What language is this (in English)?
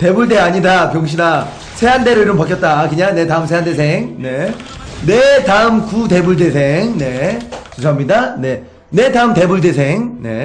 Korean